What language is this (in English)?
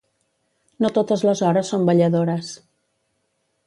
Catalan